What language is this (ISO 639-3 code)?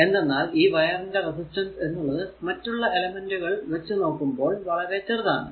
mal